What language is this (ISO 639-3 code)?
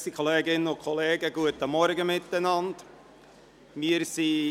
gsw